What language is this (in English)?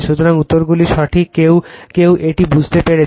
Bangla